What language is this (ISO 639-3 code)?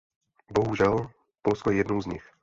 ces